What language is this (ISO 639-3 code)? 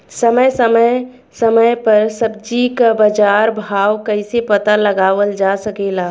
bho